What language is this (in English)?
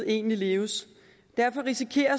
Danish